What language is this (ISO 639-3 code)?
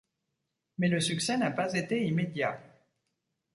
fra